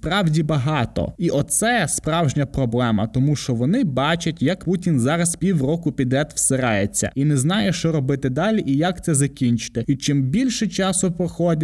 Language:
Ukrainian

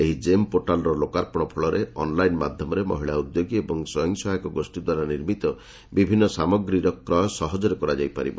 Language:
Odia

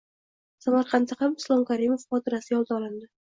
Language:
Uzbek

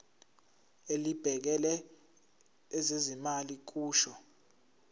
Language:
Zulu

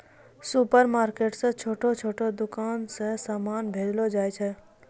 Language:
Maithili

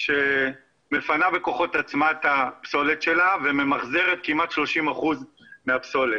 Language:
Hebrew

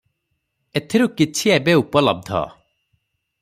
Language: Odia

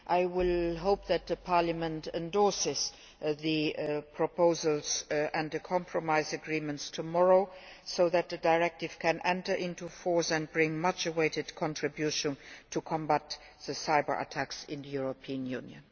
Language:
English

